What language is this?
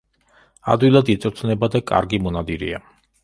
Georgian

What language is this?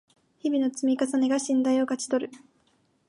Japanese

